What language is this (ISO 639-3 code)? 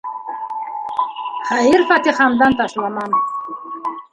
bak